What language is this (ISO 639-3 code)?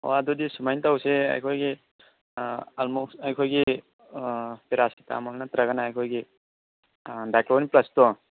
mni